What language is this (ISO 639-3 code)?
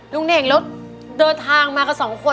tha